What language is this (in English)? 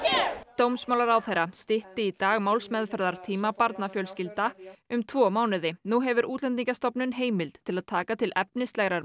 Icelandic